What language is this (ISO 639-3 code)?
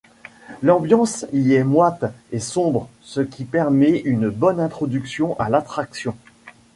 fra